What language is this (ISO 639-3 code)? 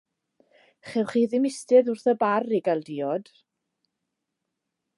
cym